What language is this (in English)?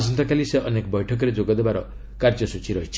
Odia